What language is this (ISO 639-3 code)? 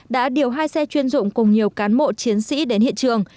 vie